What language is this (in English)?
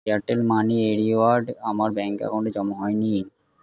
Bangla